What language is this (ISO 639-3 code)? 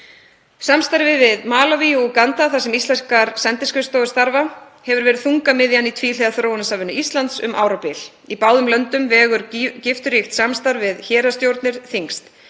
isl